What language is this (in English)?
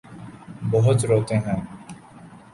Urdu